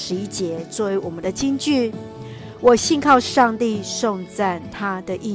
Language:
Chinese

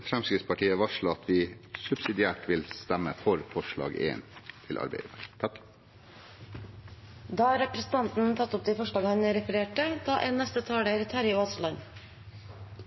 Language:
Norwegian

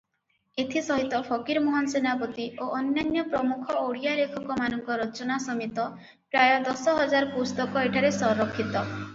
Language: Odia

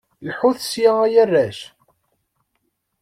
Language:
Kabyle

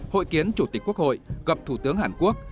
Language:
Vietnamese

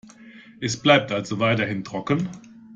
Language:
German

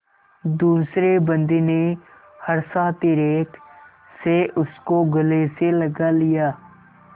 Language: Hindi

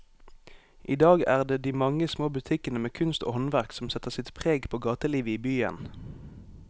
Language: Norwegian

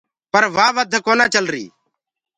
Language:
Gurgula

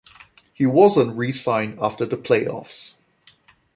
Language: English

